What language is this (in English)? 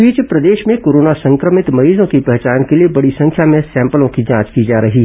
Hindi